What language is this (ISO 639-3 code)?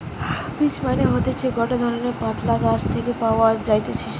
ben